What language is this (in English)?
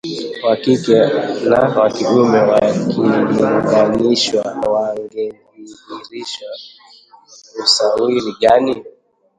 Swahili